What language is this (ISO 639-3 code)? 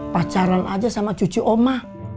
ind